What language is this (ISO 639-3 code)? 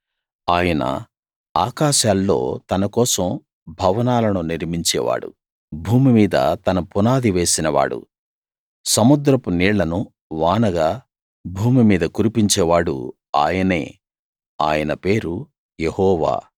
tel